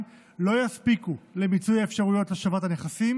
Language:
Hebrew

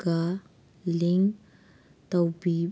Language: Manipuri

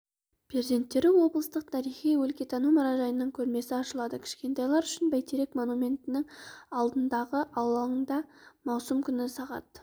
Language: Kazakh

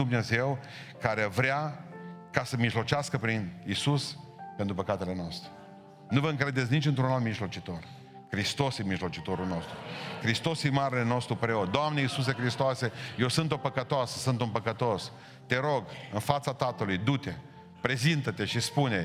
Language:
Romanian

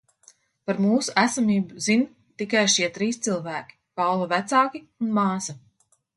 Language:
Latvian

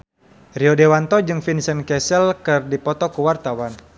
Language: Sundanese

